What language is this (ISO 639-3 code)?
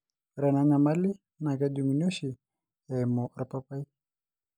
mas